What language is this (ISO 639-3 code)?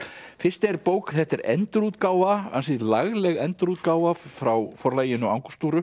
isl